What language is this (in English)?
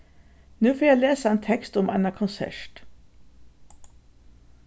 Faroese